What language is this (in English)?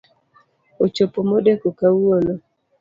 Luo (Kenya and Tanzania)